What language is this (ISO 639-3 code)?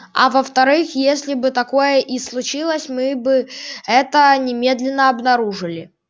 rus